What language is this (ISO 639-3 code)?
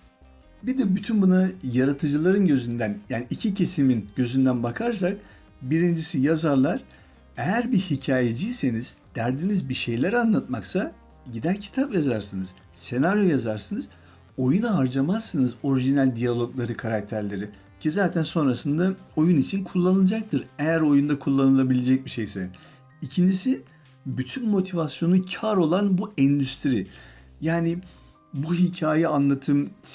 tur